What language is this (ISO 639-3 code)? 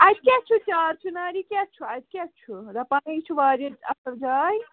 kas